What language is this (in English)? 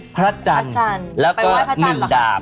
Thai